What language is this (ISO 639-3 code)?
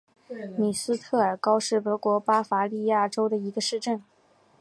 zho